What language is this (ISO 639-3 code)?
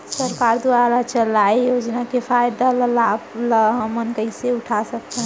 hne